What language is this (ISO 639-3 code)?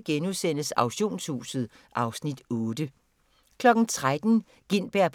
dan